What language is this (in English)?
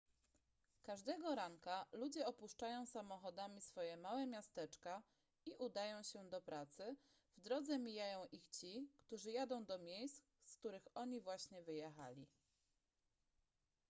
Polish